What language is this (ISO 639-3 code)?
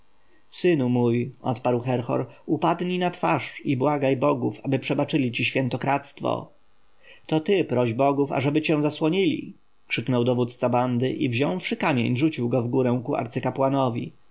pol